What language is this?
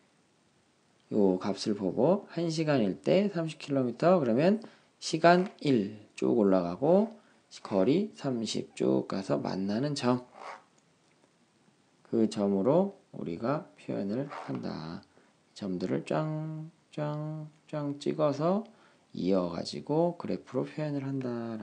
Korean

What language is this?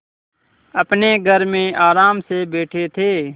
Hindi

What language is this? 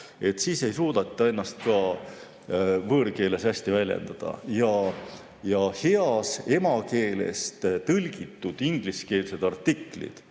Estonian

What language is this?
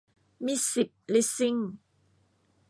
Thai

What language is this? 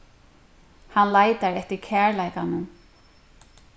Faroese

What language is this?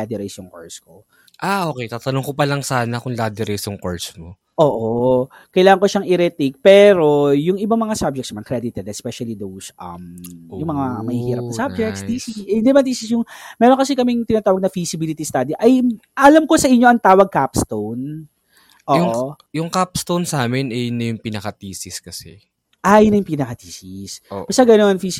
Filipino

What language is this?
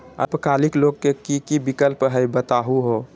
Magahi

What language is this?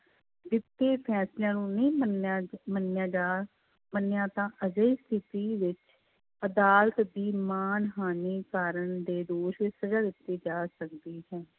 Punjabi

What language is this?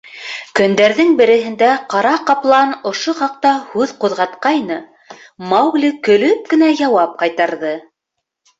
Bashkir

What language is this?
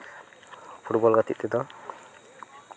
Santali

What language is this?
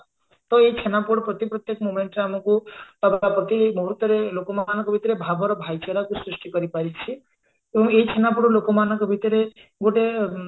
Odia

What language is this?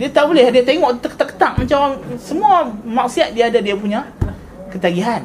Malay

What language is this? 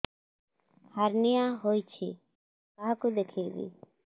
Odia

